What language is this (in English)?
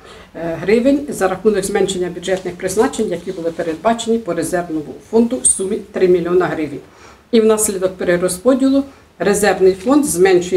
Ukrainian